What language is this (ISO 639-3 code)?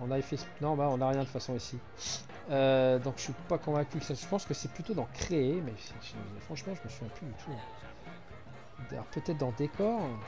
fra